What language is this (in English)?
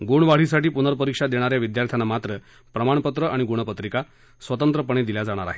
Marathi